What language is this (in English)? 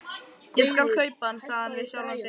Icelandic